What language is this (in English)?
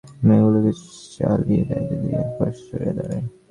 Bangla